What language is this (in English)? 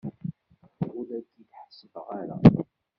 Kabyle